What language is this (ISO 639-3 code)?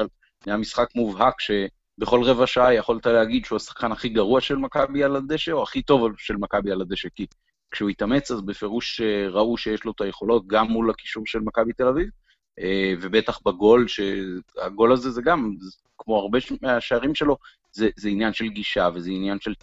heb